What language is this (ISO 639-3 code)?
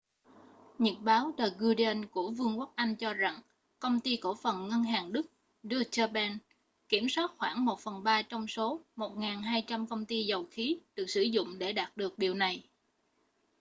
vie